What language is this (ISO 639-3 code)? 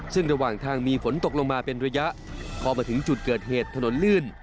tha